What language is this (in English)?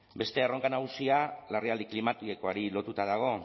Basque